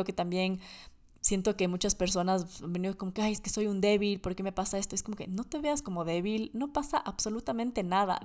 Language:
Spanish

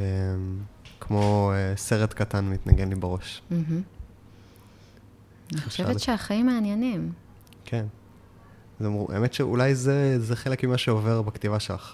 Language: Hebrew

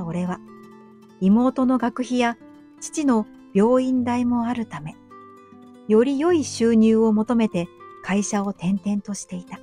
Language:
Japanese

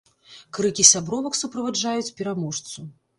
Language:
Belarusian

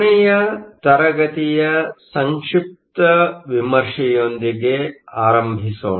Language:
Kannada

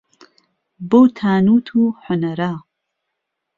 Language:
Central Kurdish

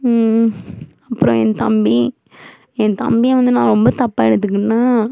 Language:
Tamil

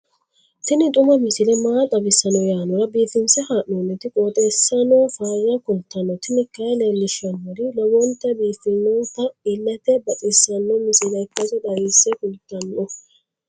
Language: Sidamo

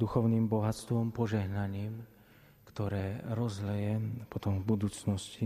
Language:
Slovak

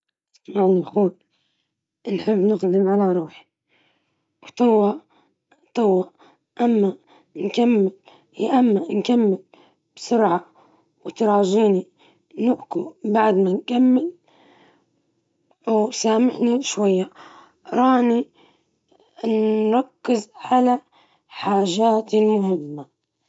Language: Libyan Arabic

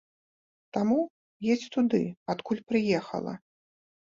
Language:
Belarusian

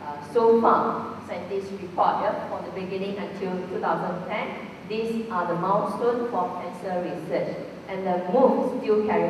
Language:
English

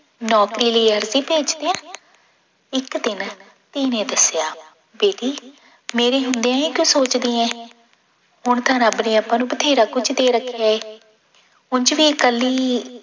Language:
Punjabi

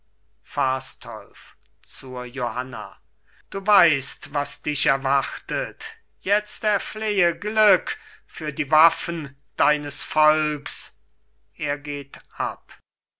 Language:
German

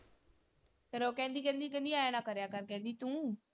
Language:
Punjabi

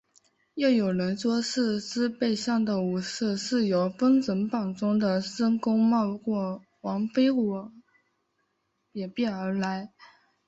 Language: Chinese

